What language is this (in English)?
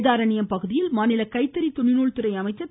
Tamil